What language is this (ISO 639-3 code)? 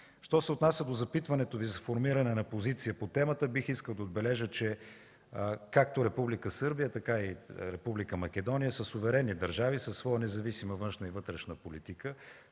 bul